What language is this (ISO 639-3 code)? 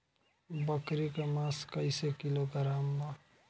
bho